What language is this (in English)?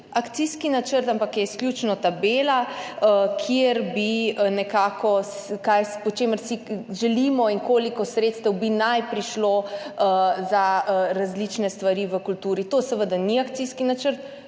Slovenian